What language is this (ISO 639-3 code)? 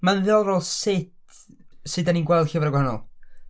cym